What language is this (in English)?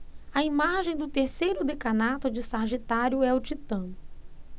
Portuguese